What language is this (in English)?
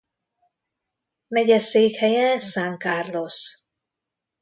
Hungarian